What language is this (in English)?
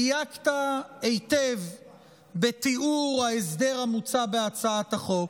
Hebrew